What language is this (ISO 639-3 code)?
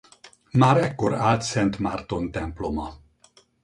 hun